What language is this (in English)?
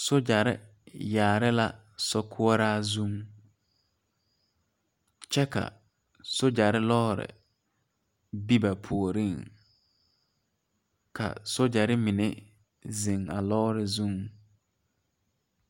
Southern Dagaare